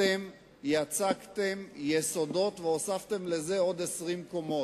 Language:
Hebrew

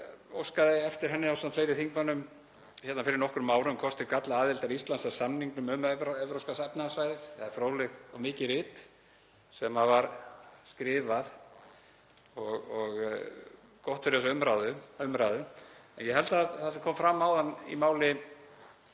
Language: Icelandic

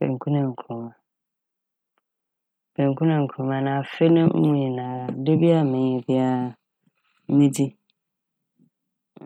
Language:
Akan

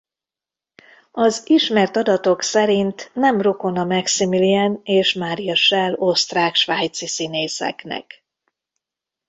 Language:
Hungarian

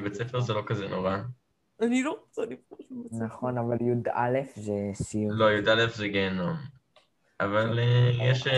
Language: Hebrew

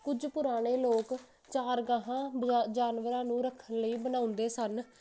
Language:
Punjabi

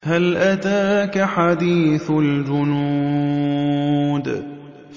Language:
Arabic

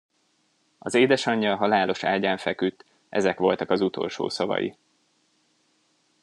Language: Hungarian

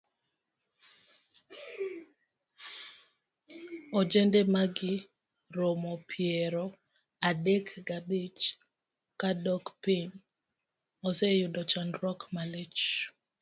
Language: Luo (Kenya and Tanzania)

